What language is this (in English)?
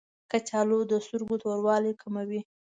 Pashto